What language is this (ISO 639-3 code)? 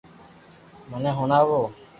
lrk